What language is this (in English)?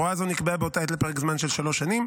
Hebrew